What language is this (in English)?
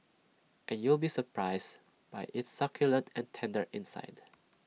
English